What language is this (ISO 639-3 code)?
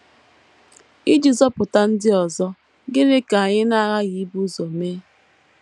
ibo